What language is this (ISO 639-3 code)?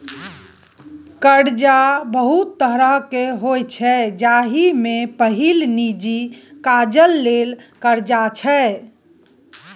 mai